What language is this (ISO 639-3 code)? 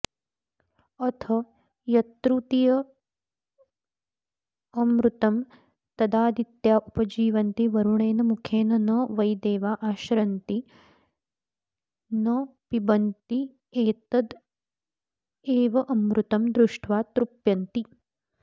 san